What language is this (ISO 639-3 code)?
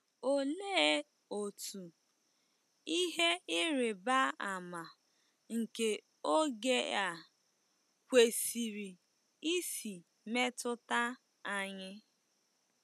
ibo